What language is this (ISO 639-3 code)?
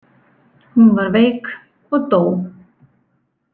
isl